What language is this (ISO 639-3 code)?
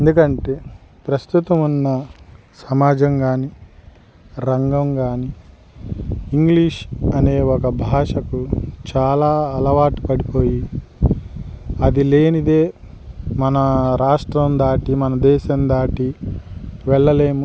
tel